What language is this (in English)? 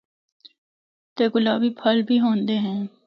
Northern Hindko